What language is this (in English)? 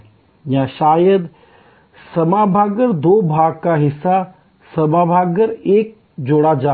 Hindi